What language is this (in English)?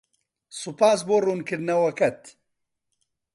Central Kurdish